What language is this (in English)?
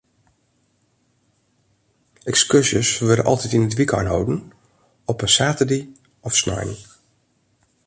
Western Frisian